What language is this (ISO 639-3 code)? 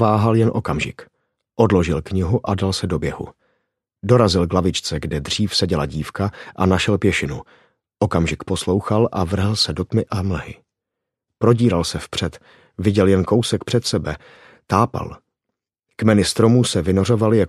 ces